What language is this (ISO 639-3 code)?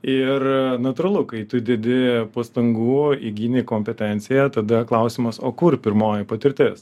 lit